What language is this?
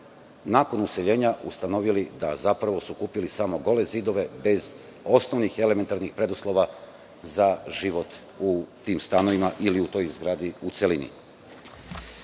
Serbian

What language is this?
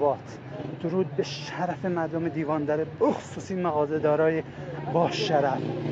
Persian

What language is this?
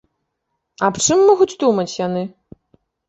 Belarusian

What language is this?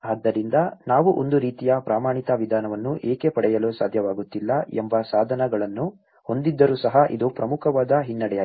Kannada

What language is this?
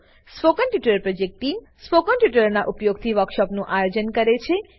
Gujarati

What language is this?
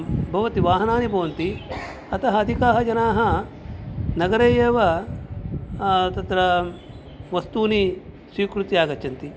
Sanskrit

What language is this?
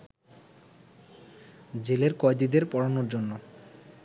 Bangla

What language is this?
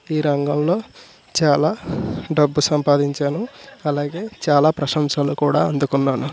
Telugu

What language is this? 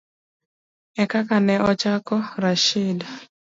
Luo (Kenya and Tanzania)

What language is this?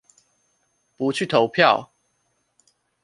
Chinese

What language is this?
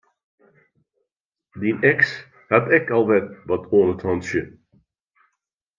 Western Frisian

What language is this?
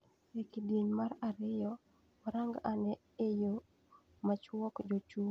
Luo (Kenya and Tanzania)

